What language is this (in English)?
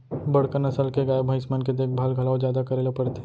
Chhattisgarhi